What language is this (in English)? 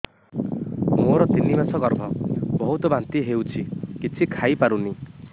Odia